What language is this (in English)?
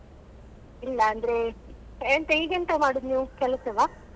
Kannada